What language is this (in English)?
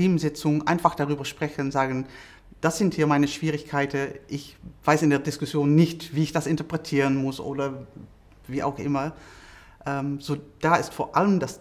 German